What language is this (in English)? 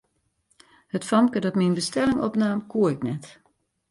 Western Frisian